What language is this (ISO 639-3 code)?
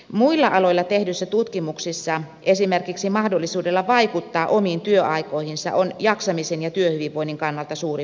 fin